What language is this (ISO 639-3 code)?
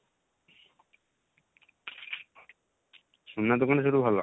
ori